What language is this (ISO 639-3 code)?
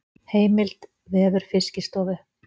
isl